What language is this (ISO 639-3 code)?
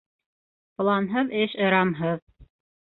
bak